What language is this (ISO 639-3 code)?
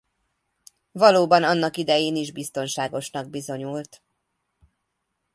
hun